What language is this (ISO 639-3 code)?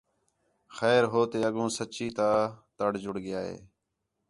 xhe